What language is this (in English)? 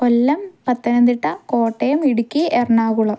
Malayalam